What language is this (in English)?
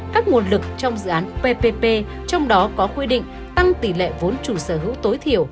Vietnamese